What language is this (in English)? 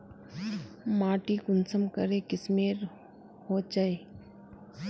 Magahi